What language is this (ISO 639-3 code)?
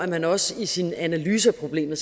dan